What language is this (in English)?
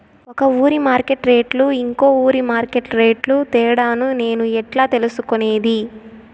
Telugu